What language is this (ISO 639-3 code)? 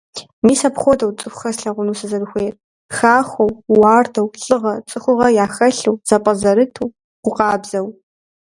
kbd